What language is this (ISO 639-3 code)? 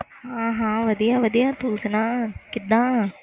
pan